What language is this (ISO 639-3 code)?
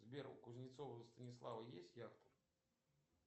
rus